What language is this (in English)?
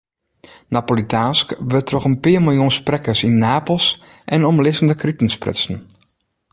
Western Frisian